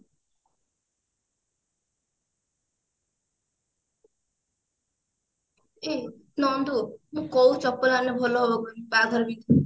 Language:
Odia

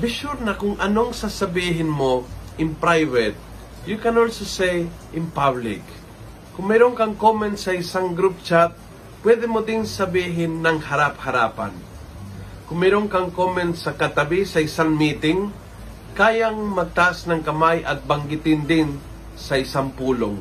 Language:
Filipino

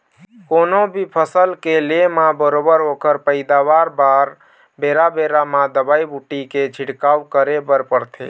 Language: Chhattisgarhi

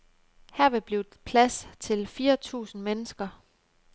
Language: Danish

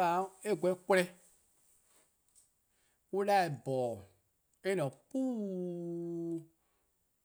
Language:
Eastern Krahn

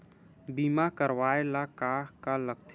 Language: Chhattisgarhi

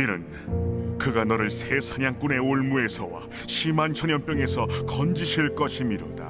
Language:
Korean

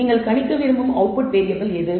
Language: Tamil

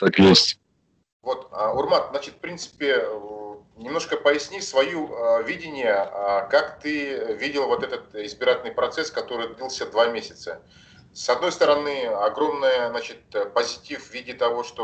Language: Russian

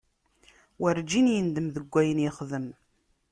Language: Kabyle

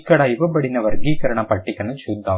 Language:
Telugu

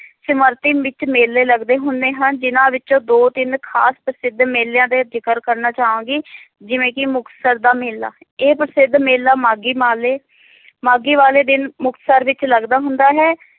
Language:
Punjabi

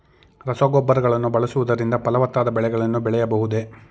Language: Kannada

